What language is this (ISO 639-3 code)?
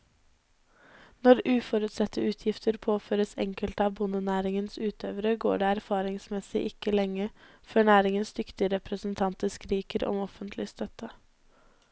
nor